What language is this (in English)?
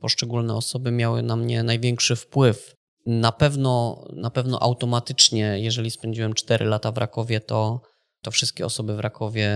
Polish